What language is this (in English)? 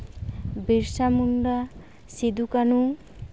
Santali